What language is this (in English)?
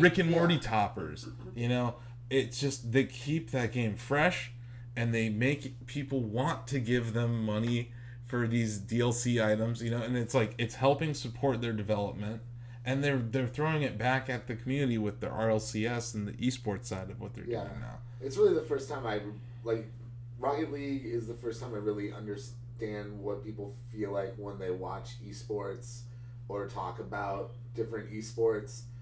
English